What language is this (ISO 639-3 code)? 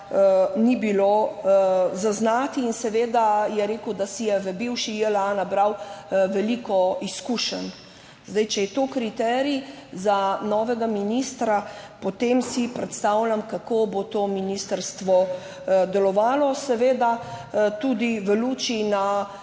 slv